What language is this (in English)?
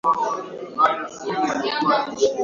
Swahili